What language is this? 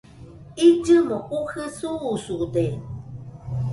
Nüpode Huitoto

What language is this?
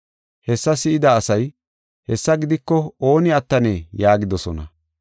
Gofa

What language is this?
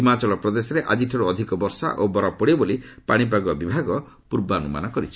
Odia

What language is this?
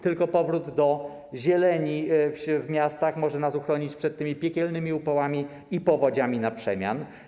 Polish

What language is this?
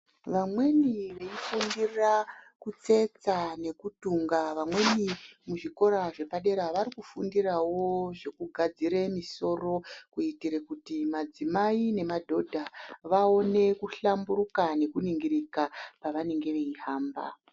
Ndau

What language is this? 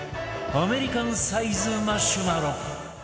Japanese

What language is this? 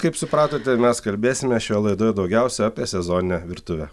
Lithuanian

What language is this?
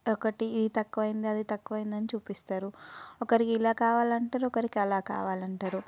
Telugu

